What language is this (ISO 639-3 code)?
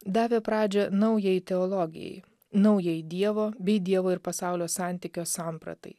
lit